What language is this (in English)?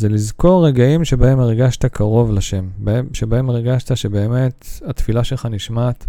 Hebrew